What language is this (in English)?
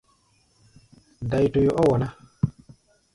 Gbaya